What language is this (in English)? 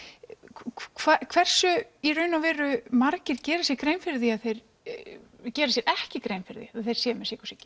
Icelandic